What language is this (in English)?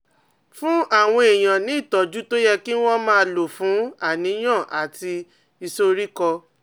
Yoruba